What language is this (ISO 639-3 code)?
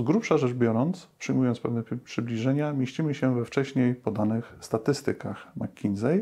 pol